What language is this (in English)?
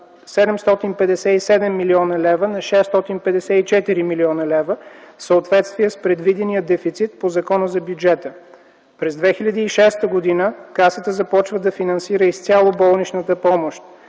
Bulgarian